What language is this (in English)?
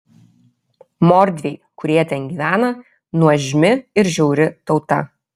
Lithuanian